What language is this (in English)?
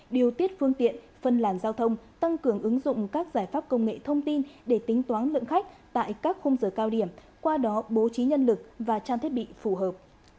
Vietnamese